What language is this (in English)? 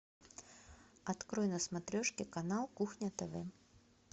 Russian